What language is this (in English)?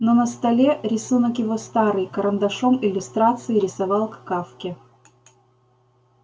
Russian